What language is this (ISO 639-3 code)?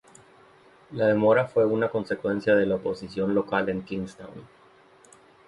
spa